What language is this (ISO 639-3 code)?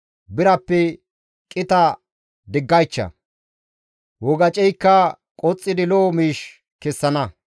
gmv